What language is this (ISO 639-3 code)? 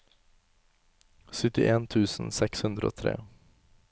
nor